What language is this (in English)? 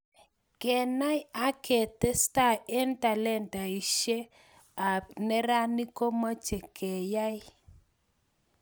Kalenjin